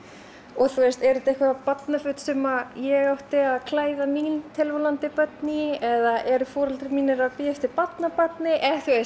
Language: Icelandic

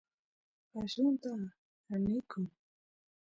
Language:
Santiago del Estero Quichua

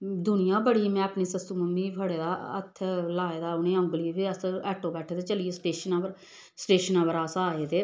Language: Dogri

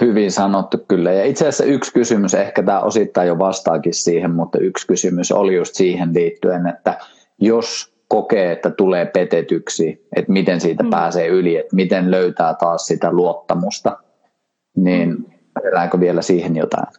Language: Finnish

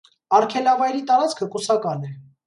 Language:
Armenian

